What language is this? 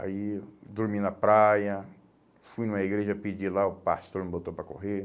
Portuguese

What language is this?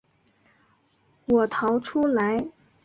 Chinese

